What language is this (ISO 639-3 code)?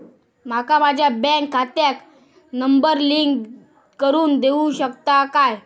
mar